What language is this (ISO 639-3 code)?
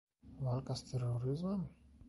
pol